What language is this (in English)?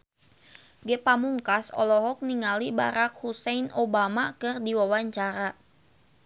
Sundanese